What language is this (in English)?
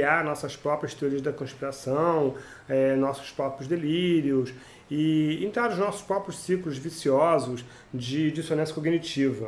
Portuguese